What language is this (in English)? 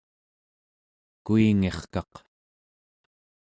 Central Yupik